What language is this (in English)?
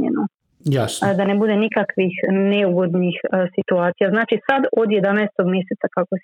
Croatian